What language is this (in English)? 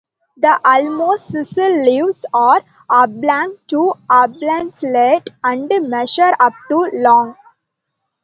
English